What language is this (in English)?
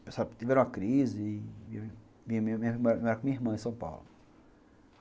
Portuguese